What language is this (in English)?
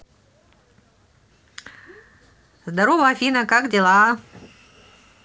Russian